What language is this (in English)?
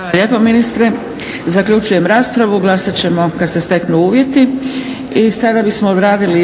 Croatian